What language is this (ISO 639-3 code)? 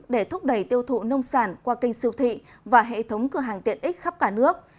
vie